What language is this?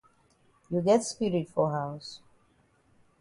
Cameroon Pidgin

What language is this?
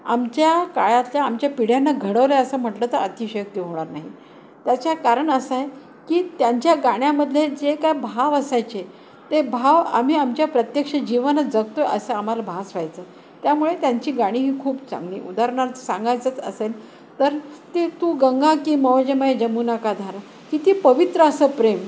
Marathi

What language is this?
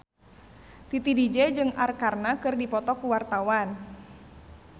Sundanese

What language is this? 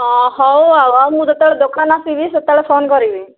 Odia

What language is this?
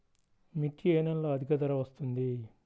Telugu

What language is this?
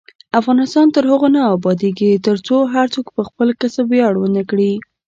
Pashto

